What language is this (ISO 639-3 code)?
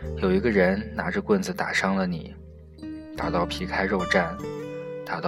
zho